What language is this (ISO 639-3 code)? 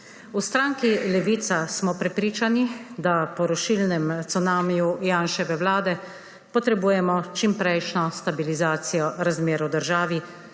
slv